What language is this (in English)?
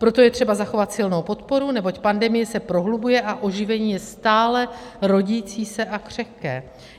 Czech